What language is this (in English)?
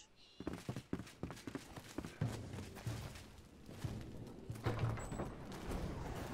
Polish